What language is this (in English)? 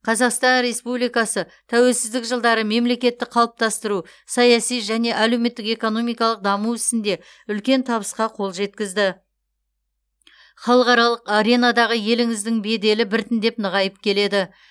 Kazakh